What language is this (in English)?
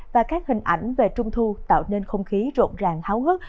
Vietnamese